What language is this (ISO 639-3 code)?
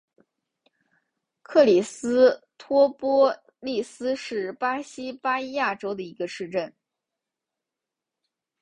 zho